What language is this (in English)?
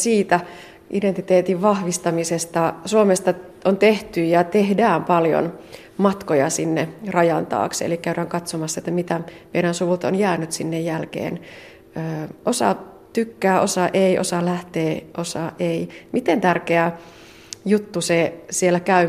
Finnish